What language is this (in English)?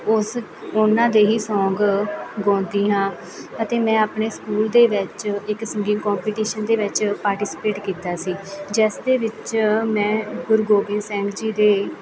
Punjabi